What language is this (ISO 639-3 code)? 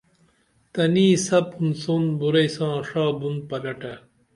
dml